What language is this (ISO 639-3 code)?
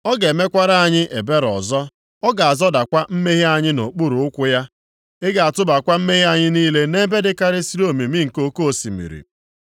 ibo